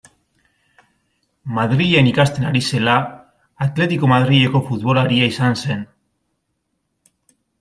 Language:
Basque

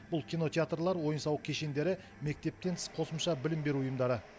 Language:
Kazakh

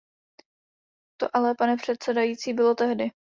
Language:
Czech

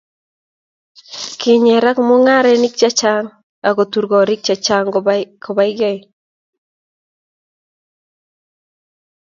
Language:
Kalenjin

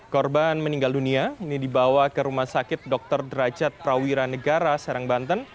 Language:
Indonesian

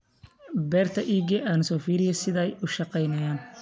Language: Somali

